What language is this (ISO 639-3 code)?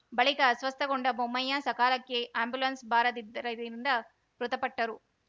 kan